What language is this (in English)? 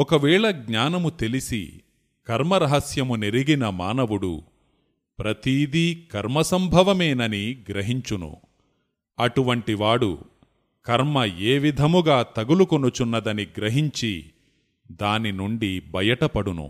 Telugu